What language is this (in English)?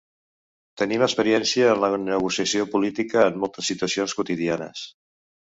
Catalan